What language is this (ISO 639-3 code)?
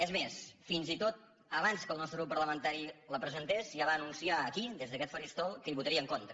cat